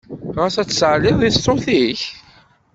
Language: Kabyle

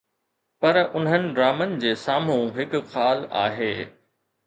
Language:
Sindhi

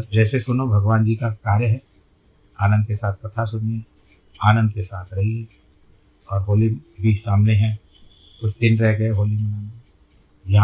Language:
Hindi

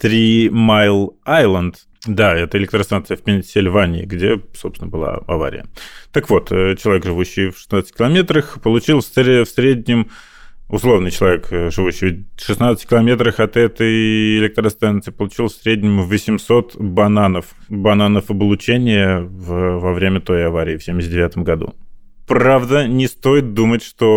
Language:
Russian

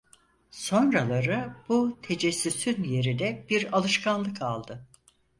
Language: Turkish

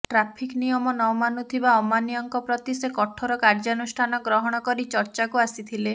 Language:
Odia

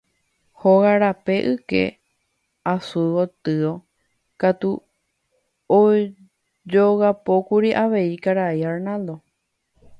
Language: Guarani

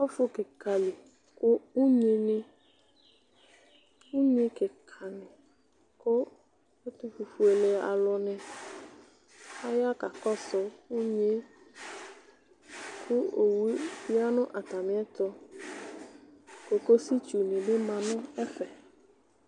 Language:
Ikposo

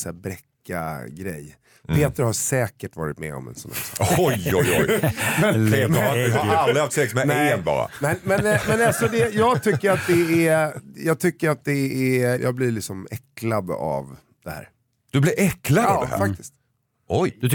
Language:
Swedish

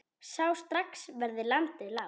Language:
Icelandic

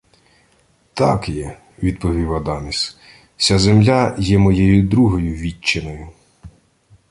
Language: Ukrainian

